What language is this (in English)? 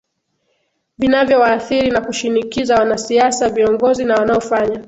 Swahili